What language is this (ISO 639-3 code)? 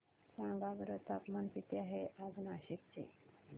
mar